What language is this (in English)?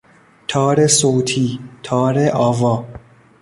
Persian